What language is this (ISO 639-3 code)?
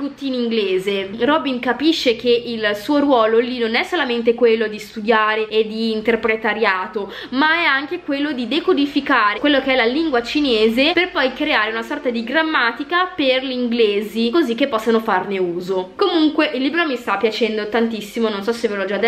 ita